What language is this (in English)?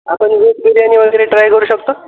Marathi